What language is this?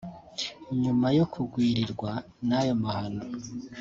Kinyarwanda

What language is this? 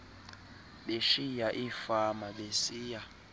Xhosa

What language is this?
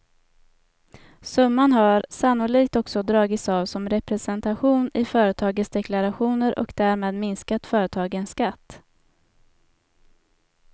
Swedish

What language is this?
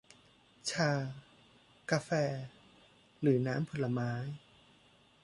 Thai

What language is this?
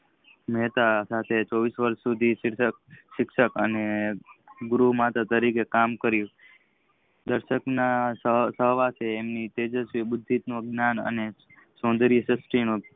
Gujarati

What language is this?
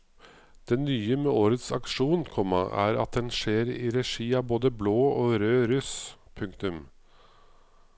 Norwegian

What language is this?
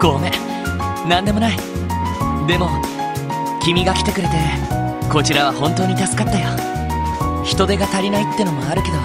Japanese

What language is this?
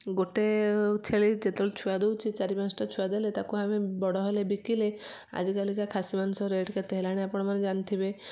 Odia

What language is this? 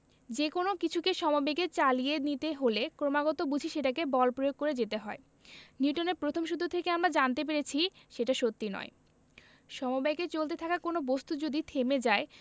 Bangla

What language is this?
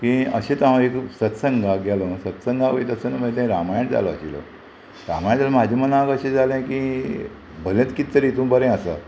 Konkani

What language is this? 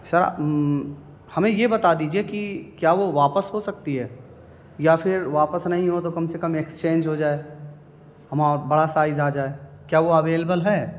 Urdu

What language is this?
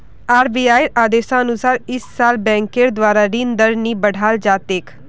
Magahi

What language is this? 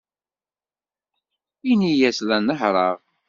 Kabyle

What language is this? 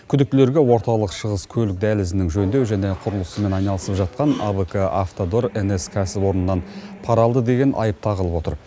Kazakh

